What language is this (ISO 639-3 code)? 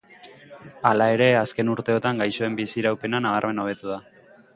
eus